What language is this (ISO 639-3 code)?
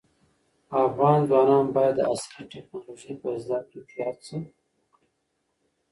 pus